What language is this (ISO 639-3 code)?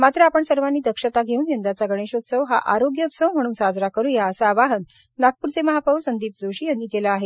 mar